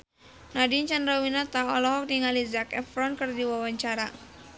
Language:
Sundanese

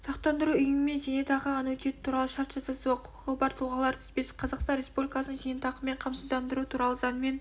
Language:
Kazakh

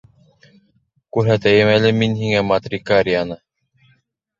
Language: Bashkir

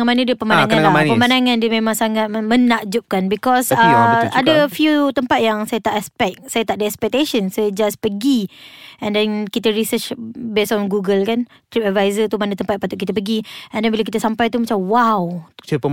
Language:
Malay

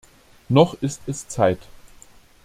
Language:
German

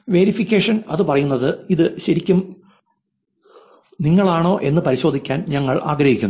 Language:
Malayalam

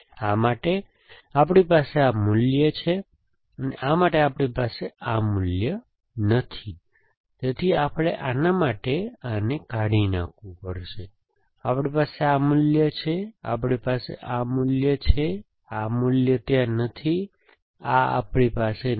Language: Gujarati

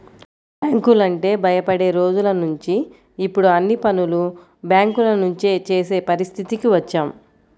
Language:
Telugu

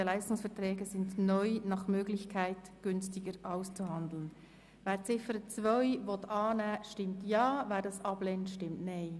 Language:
Swiss German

